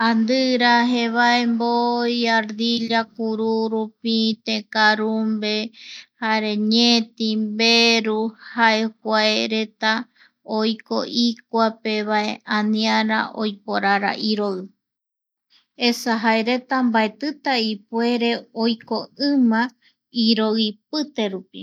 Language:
Eastern Bolivian Guaraní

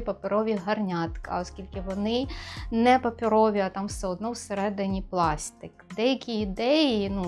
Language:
Ukrainian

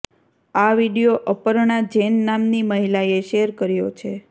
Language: Gujarati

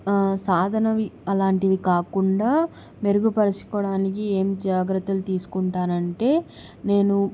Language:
Telugu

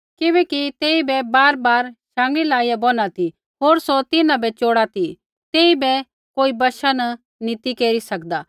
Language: Kullu Pahari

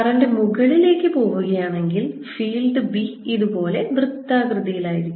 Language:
Malayalam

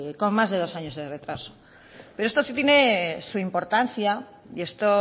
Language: Spanish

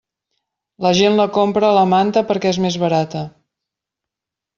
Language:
Catalan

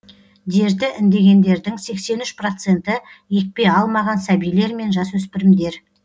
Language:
Kazakh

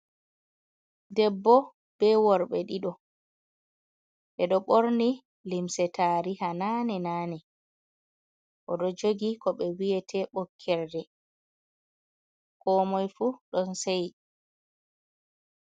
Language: Fula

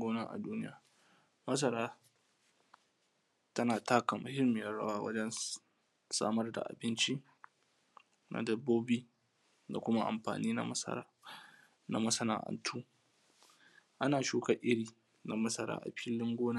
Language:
Hausa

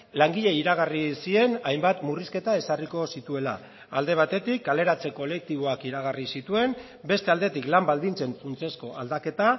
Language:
Basque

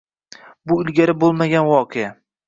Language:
Uzbek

